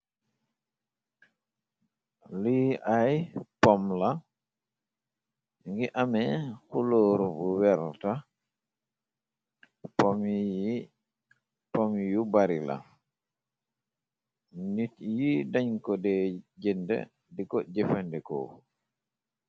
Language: Wolof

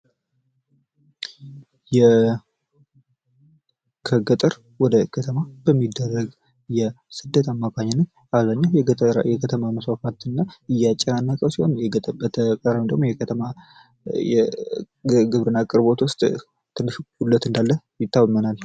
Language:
Amharic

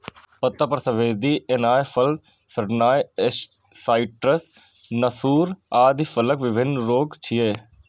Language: Maithili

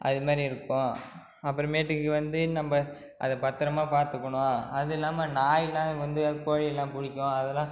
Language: Tamil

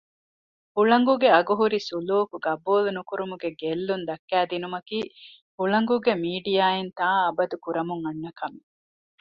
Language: Divehi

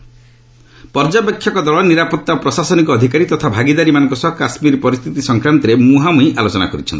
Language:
Odia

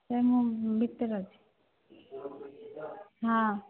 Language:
Odia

